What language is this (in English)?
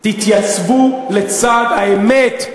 Hebrew